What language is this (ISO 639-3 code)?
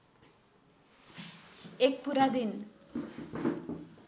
nep